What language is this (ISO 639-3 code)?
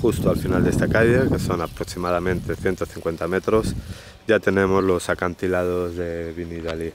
spa